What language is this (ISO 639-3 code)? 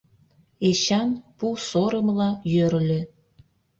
chm